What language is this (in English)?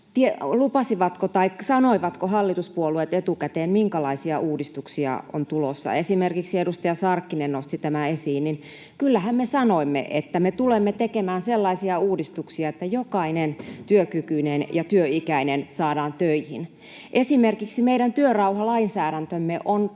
Finnish